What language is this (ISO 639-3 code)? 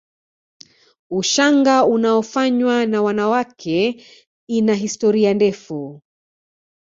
swa